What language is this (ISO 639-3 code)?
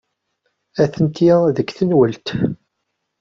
kab